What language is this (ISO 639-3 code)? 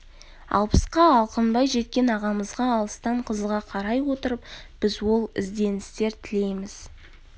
kaz